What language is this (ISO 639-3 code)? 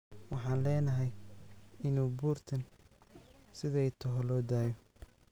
som